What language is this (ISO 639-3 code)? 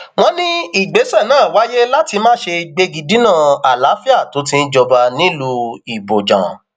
yor